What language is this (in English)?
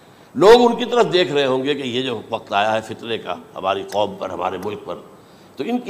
Urdu